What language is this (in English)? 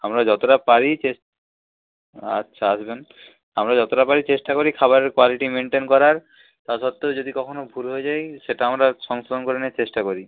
Bangla